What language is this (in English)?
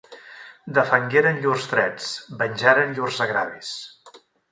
Catalan